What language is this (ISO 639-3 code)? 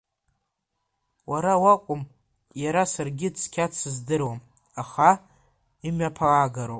abk